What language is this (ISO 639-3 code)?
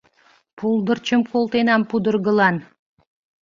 chm